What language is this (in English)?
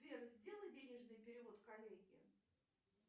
Russian